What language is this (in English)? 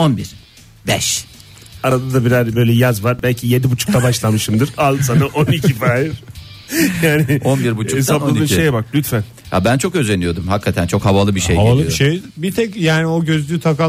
Turkish